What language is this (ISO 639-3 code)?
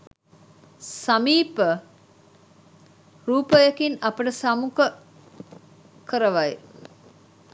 sin